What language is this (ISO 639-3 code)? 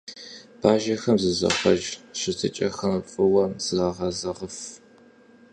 kbd